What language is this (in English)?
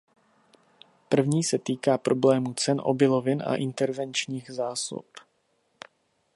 Czech